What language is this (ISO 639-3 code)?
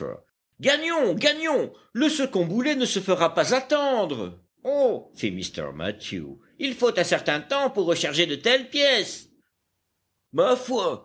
fra